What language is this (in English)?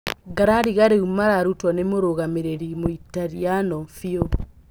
Kikuyu